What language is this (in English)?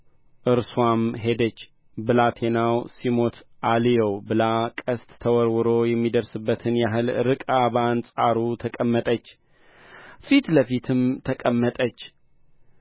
Amharic